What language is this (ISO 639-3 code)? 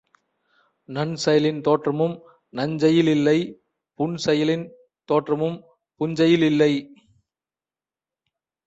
tam